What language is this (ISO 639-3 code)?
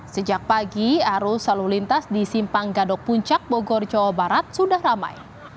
ind